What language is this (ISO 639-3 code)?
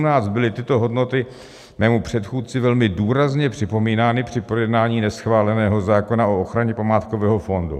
ces